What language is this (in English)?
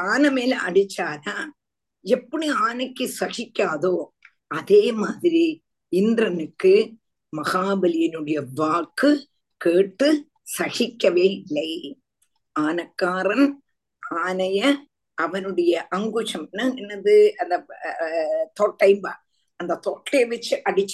Tamil